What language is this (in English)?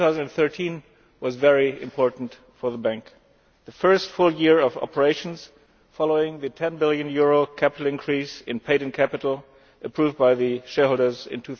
English